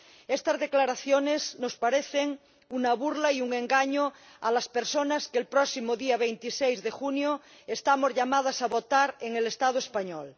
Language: Spanish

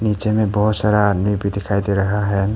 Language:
Hindi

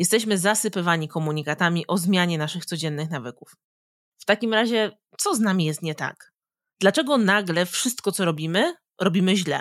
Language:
Polish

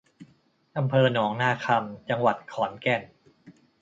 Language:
Thai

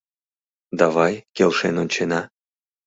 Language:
Mari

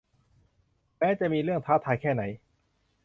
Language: Thai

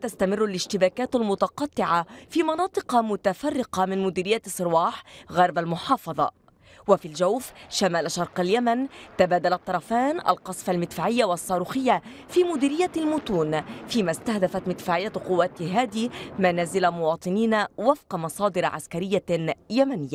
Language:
Arabic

